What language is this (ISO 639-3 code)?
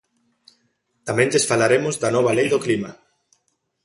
glg